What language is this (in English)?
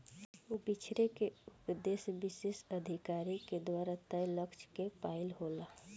Bhojpuri